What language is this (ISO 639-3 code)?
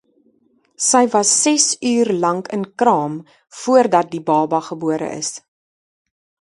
afr